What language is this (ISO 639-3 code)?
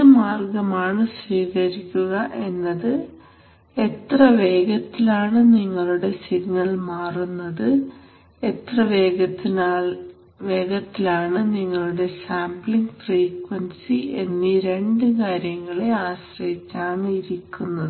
mal